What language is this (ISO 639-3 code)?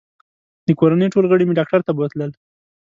pus